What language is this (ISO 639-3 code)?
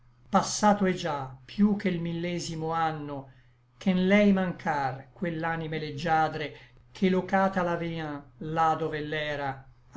ita